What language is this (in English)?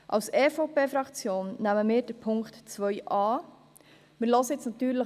Swiss German